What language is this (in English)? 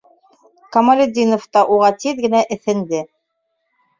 Bashkir